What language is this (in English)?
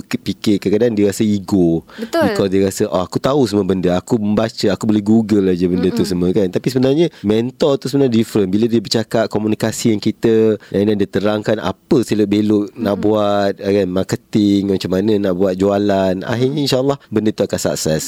Malay